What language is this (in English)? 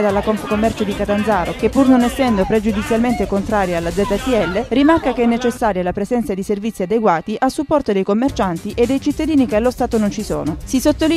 Italian